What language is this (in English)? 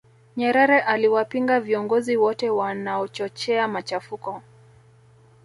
Swahili